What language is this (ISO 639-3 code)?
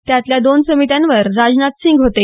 mar